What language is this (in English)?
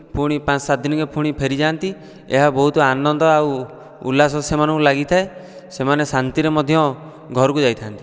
Odia